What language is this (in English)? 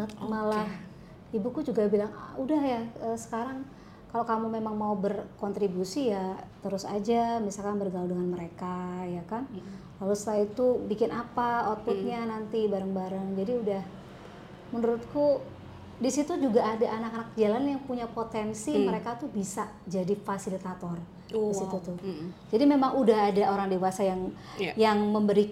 Indonesian